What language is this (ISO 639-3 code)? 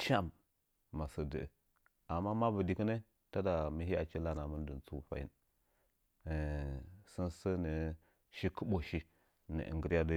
nja